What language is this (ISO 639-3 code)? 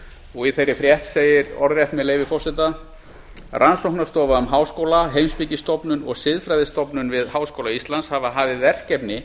isl